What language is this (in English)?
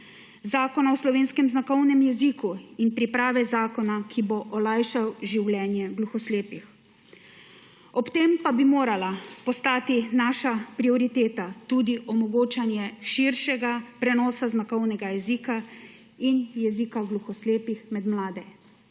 Slovenian